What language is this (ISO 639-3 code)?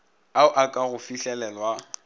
nso